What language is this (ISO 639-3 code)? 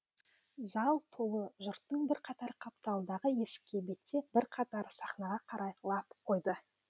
kaz